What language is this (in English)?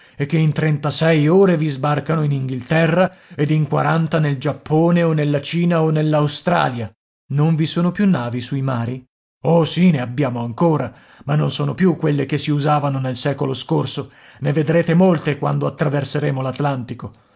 Italian